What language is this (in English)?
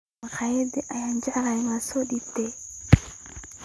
Somali